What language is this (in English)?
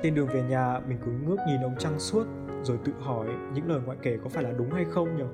Vietnamese